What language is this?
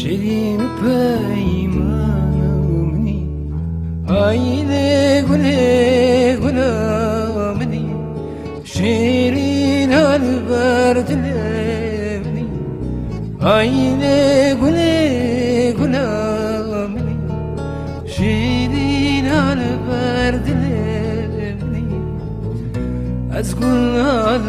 Turkish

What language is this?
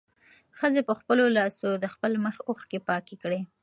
Pashto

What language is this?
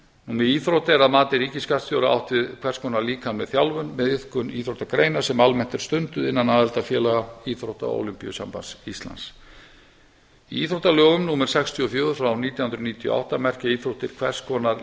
Icelandic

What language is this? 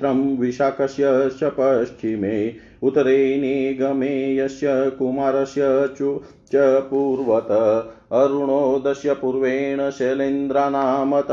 Hindi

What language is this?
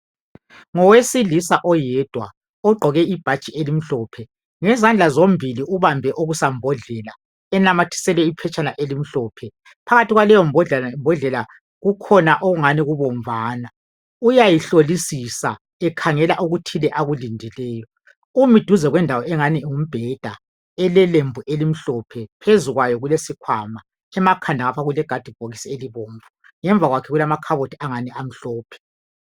North Ndebele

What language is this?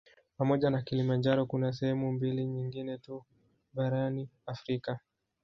Swahili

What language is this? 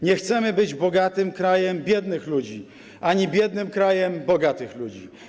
Polish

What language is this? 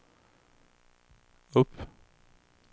Swedish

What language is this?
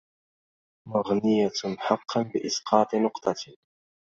Arabic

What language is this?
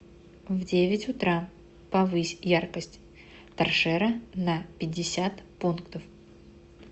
Russian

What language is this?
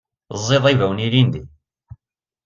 Kabyle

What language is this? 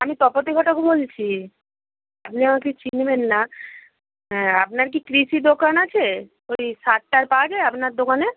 Bangla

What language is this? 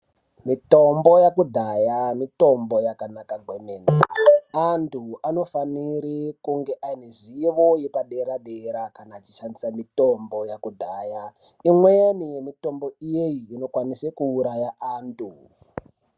Ndau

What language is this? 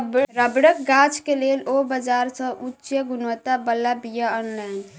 Maithili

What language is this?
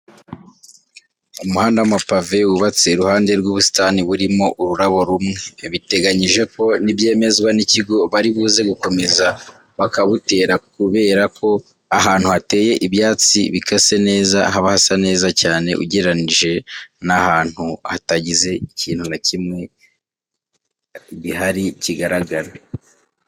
Kinyarwanda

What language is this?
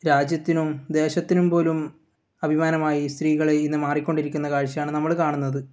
Malayalam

